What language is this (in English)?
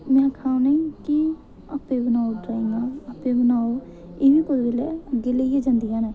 Dogri